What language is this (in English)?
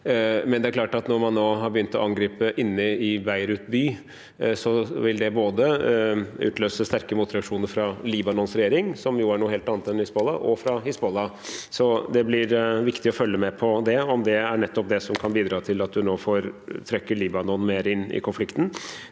Norwegian